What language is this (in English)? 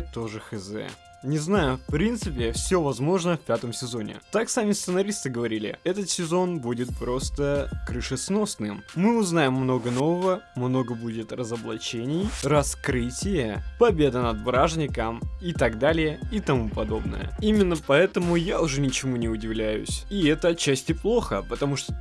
Russian